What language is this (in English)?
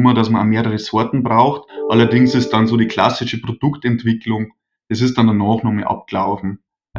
German